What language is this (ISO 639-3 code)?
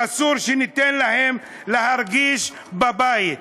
heb